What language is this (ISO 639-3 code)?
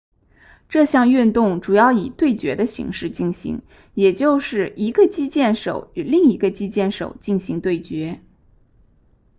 zho